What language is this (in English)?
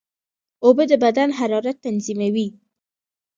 Pashto